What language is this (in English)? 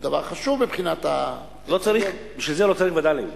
Hebrew